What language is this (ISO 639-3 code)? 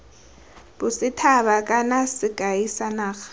tsn